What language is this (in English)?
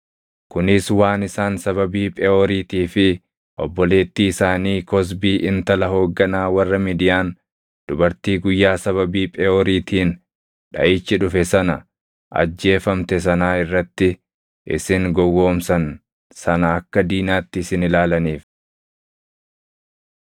Oromo